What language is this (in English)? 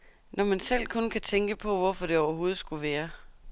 Danish